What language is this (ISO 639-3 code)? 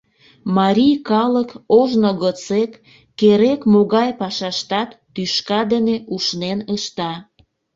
chm